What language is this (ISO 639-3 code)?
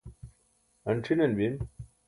bsk